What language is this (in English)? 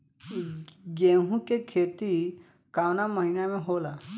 Bhojpuri